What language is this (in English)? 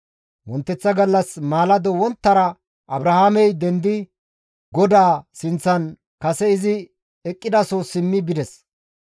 Gamo